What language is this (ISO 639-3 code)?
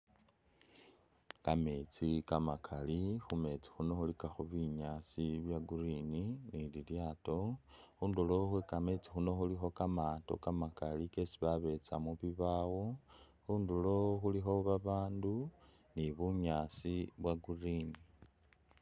myx